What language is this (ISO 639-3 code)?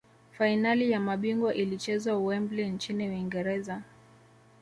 swa